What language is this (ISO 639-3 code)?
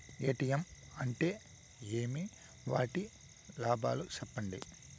tel